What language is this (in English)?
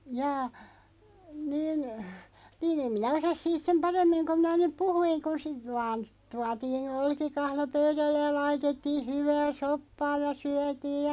Finnish